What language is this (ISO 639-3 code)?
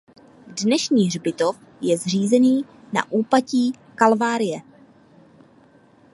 ces